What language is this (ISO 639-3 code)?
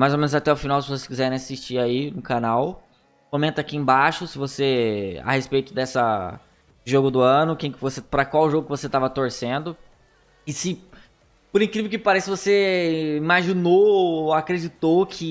por